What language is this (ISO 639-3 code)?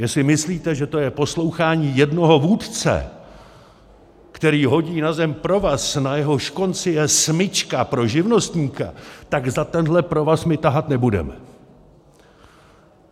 ces